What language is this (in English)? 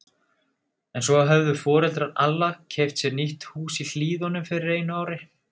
Icelandic